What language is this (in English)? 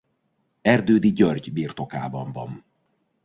Hungarian